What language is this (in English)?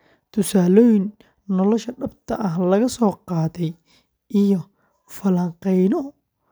Somali